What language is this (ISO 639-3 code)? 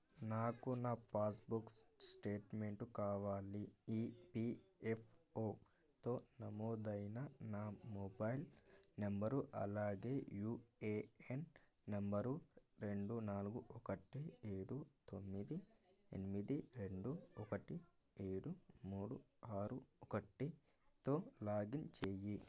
tel